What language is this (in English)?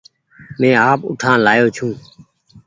Goaria